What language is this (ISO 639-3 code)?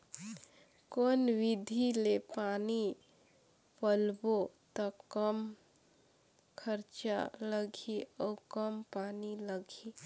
hne